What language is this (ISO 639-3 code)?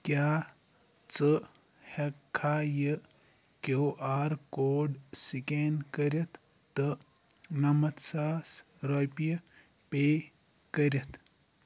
kas